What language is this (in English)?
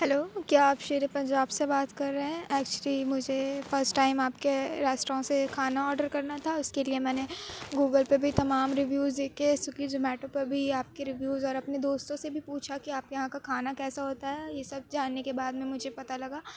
Urdu